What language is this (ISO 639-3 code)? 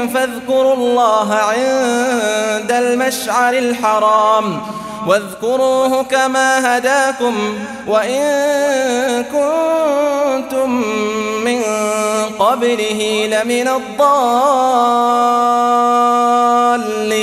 ara